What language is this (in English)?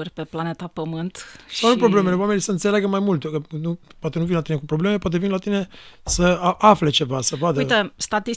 Romanian